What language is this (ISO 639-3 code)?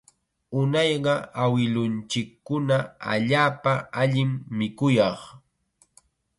qxa